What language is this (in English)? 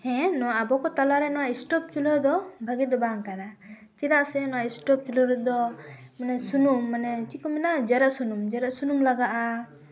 Santali